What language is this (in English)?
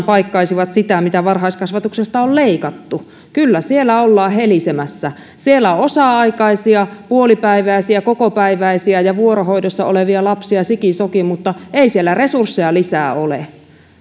Finnish